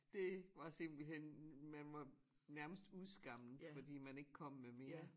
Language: Danish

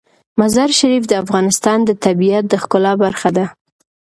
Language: Pashto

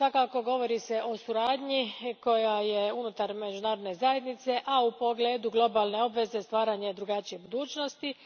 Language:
Croatian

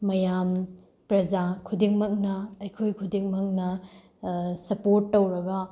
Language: Manipuri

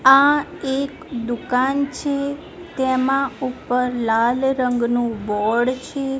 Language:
Gujarati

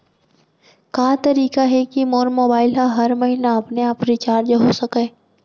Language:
Chhattisgarhi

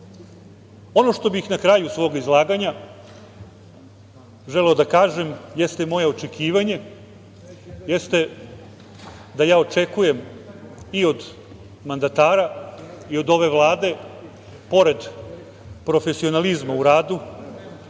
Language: Serbian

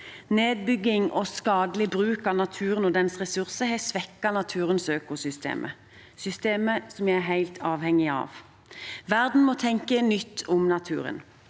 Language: Norwegian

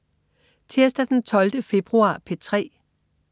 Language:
Danish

